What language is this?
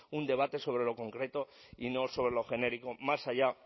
Spanish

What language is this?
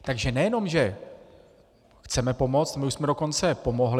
Czech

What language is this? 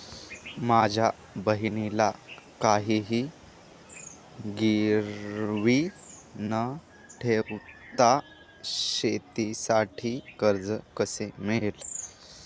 Marathi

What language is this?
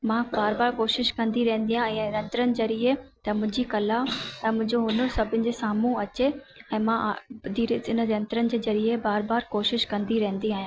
Sindhi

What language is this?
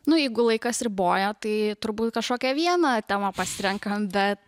Lithuanian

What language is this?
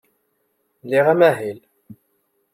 Kabyle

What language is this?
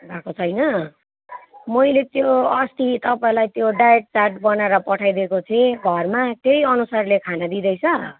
Nepali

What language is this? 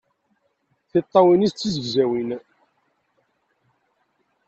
Kabyle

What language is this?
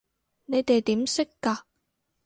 Cantonese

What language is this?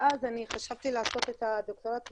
Hebrew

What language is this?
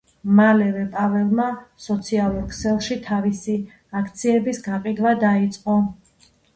Georgian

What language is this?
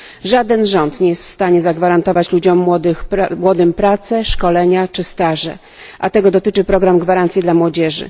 Polish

